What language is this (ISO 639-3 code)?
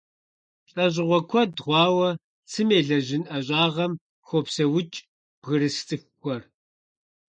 kbd